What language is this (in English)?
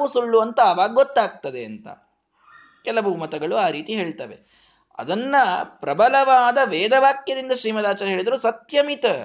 Kannada